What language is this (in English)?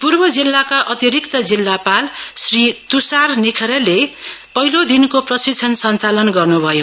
Nepali